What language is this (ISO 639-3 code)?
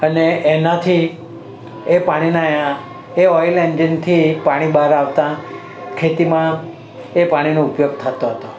guj